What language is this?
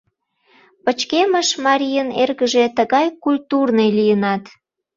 Mari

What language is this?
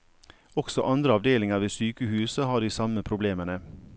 Norwegian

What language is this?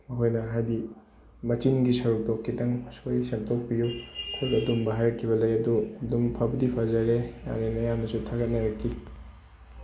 Manipuri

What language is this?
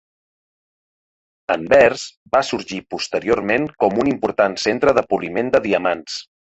Catalan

